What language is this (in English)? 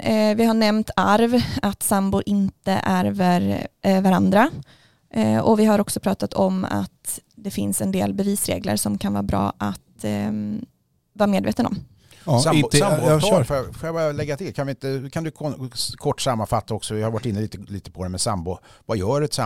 Swedish